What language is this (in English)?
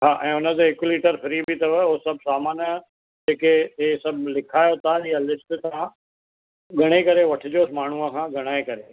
Sindhi